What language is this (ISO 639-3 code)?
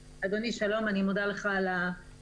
heb